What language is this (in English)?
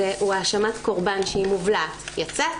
Hebrew